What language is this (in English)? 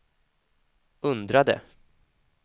Swedish